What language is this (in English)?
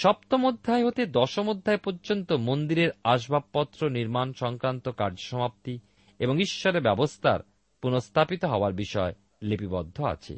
Bangla